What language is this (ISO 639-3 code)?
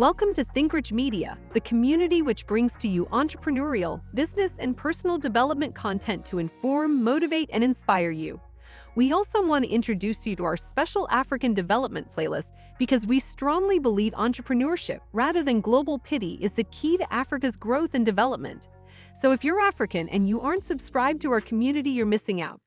eng